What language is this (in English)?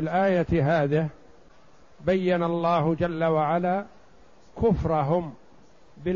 Arabic